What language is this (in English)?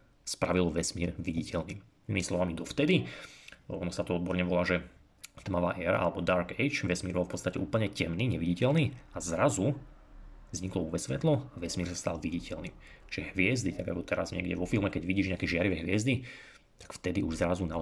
Slovak